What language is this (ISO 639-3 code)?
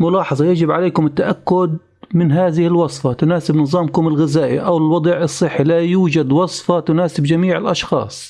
ara